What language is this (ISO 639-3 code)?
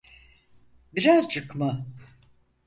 tur